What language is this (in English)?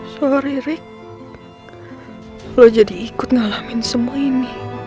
Indonesian